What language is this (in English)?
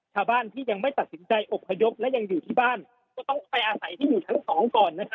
Thai